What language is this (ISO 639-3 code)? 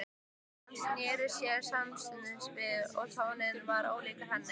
isl